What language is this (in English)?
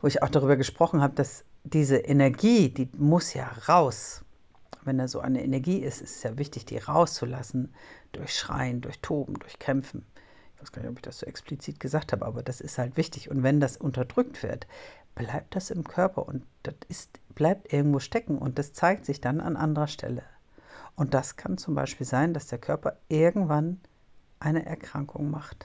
German